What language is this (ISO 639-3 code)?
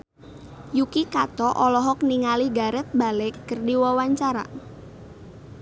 sun